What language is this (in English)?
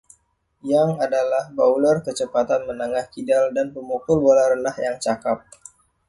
Indonesian